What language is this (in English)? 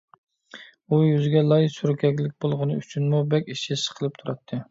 Uyghur